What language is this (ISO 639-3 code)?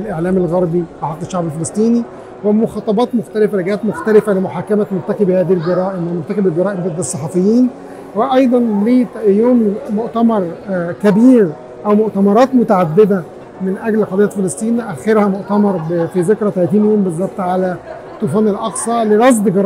ara